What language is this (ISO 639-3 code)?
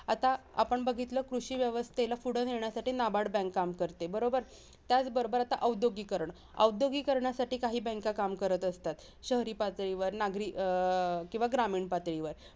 mar